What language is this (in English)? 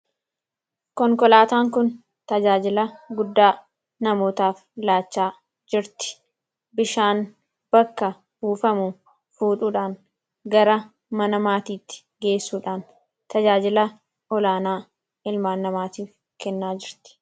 Oromo